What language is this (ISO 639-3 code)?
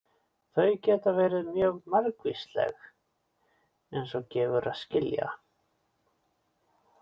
isl